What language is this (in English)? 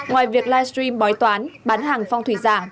Vietnamese